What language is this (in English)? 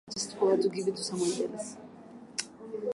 Swahili